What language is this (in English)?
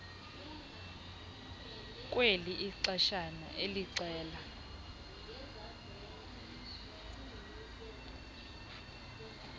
Xhosa